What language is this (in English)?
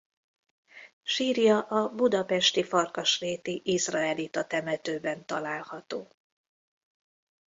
Hungarian